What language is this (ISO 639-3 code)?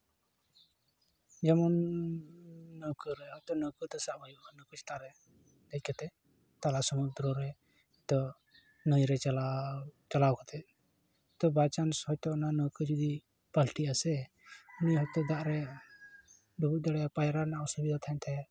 sat